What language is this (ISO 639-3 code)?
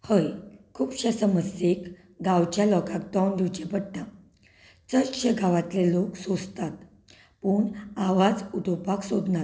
kok